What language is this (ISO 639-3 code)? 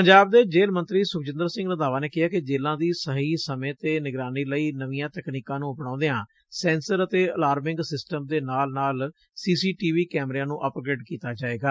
pan